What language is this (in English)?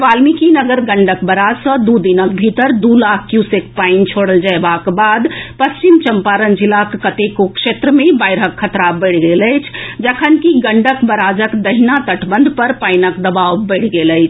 Maithili